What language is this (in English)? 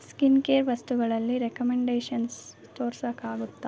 Kannada